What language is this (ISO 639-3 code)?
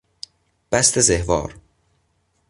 fas